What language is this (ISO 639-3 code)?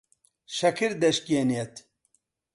ckb